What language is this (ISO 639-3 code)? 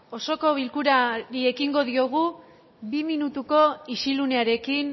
eus